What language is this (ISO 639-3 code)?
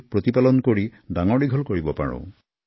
asm